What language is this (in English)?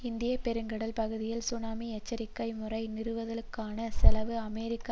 Tamil